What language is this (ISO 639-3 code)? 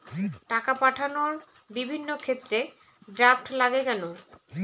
ben